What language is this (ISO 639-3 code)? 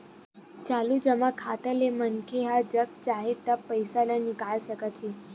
hne